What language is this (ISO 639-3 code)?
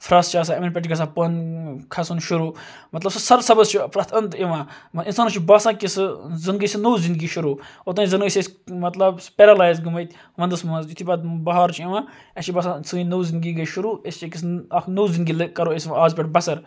kas